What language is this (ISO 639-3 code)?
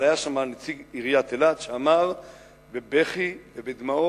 heb